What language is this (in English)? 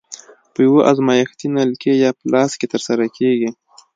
Pashto